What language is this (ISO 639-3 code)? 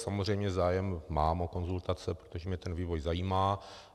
ces